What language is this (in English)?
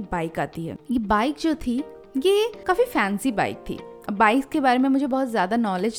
Hindi